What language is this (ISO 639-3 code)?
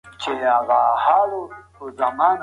pus